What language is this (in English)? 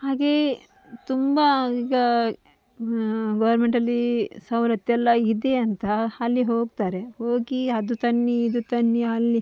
Kannada